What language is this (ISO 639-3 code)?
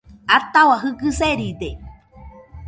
hux